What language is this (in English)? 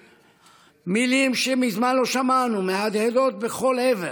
Hebrew